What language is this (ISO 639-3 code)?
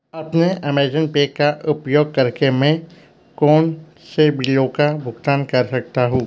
hin